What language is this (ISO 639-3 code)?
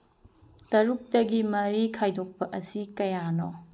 mni